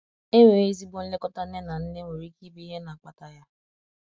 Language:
Igbo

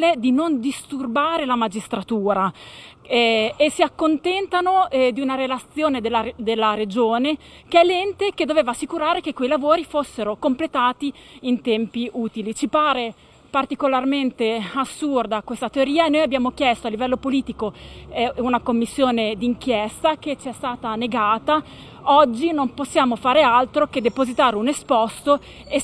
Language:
Italian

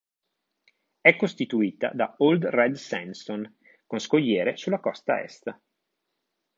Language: Italian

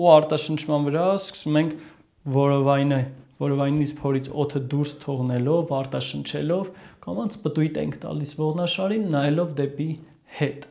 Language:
Turkish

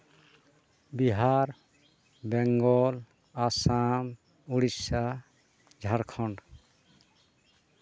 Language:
Santali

